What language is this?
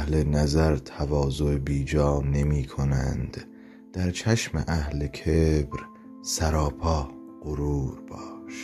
Persian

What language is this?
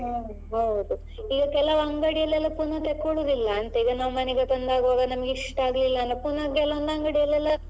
Kannada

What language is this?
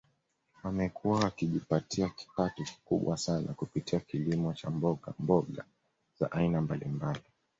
Swahili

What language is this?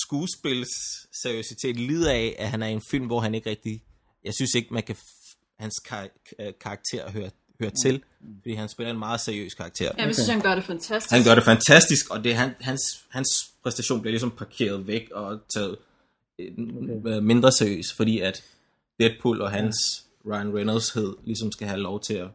Danish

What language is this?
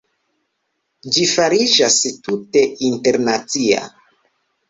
Esperanto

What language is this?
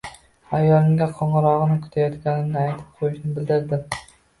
Uzbek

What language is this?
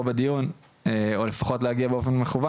Hebrew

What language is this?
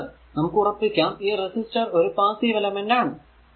Malayalam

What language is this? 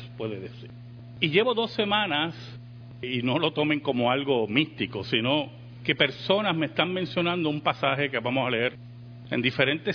Spanish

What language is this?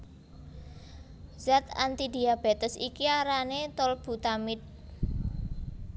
Javanese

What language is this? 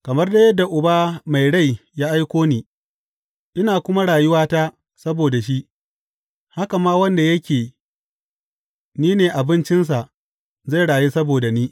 Hausa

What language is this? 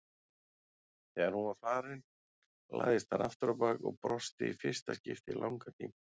Icelandic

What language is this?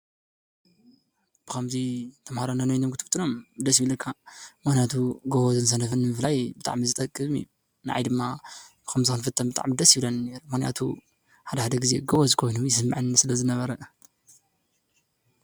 Tigrinya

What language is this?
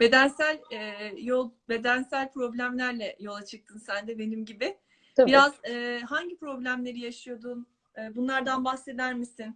Turkish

